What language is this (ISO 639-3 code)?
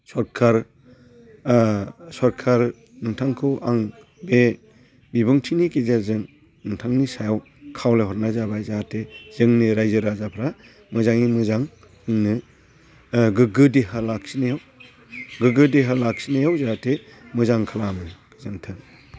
brx